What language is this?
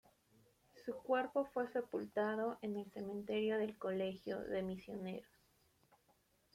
Spanish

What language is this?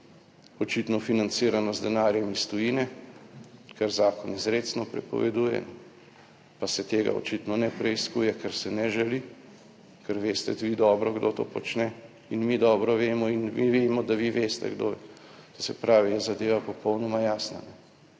Slovenian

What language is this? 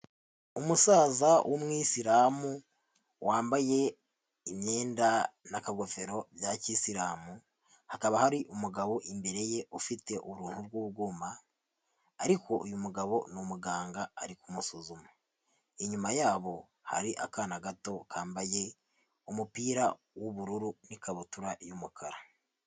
Kinyarwanda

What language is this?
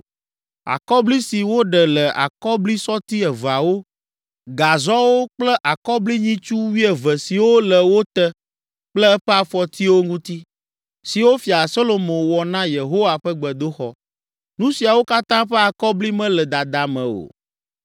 Ewe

